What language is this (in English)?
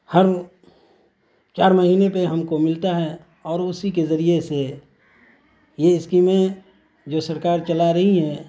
Urdu